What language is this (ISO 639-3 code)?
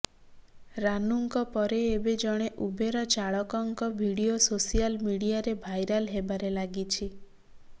ori